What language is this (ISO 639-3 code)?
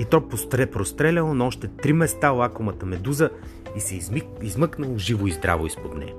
bul